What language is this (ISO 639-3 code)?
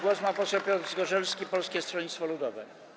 pol